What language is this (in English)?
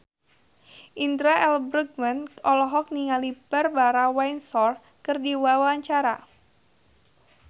Sundanese